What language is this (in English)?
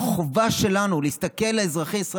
Hebrew